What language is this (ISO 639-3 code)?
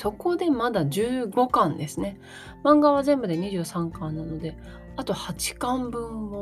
jpn